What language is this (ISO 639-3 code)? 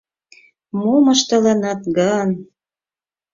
chm